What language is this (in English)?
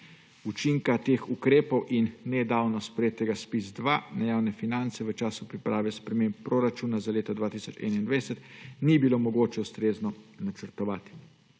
Slovenian